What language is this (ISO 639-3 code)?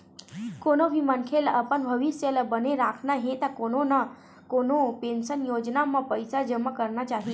hne